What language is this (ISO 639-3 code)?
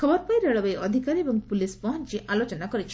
ori